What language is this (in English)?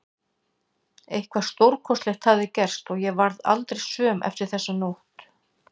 Icelandic